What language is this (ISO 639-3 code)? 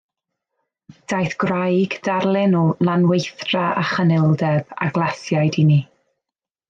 cym